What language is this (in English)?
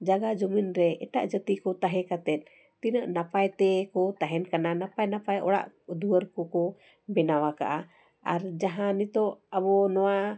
Santali